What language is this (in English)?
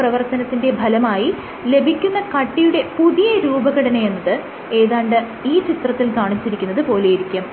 Malayalam